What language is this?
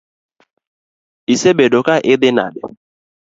Luo (Kenya and Tanzania)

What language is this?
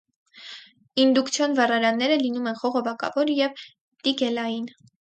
Armenian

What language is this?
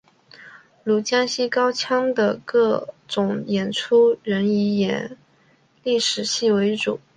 Chinese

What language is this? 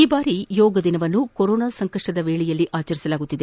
Kannada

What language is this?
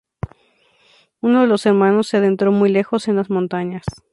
Spanish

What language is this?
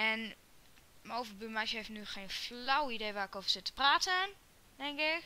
Dutch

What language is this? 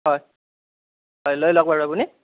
Assamese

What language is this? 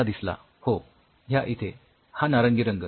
Marathi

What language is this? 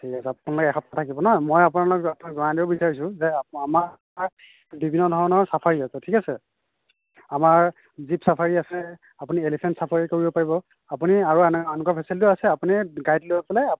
Assamese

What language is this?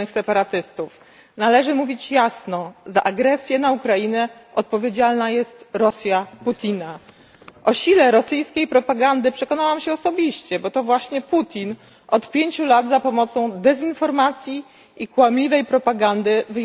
Polish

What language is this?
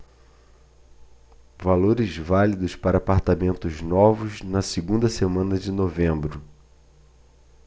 Portuguese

